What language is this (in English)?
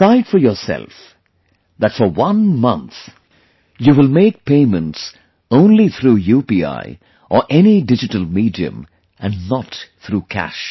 English